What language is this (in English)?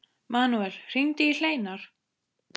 Icelandic